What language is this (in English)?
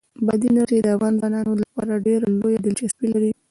Pashto